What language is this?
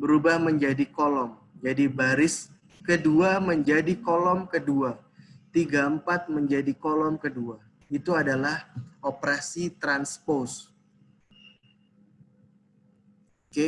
Indonesian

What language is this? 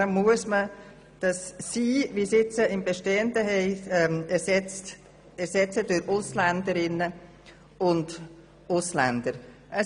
Swiss German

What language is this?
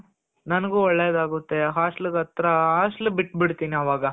Kannada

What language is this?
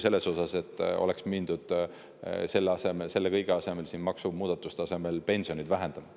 Estonian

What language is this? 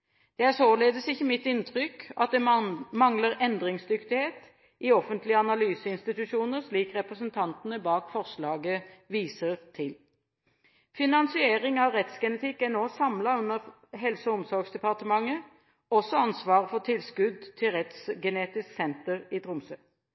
Norwegian Bokmål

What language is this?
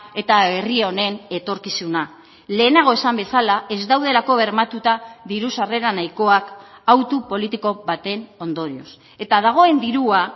Basque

